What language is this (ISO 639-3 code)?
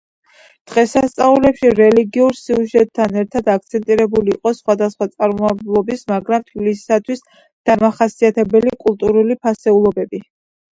kat